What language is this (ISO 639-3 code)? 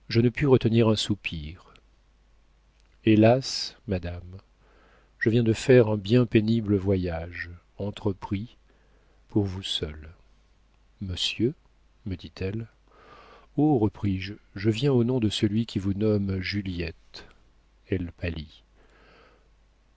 fra